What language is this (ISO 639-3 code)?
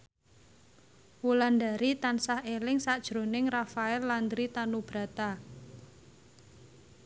jav